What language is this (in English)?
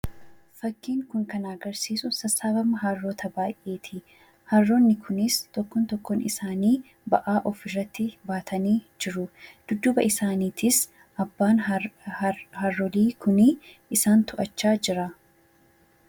Oromo